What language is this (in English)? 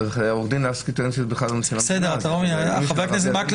Hebrew